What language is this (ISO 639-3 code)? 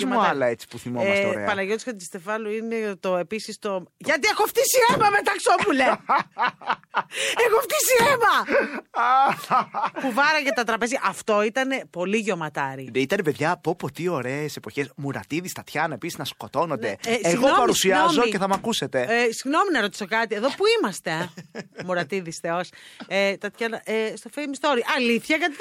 ell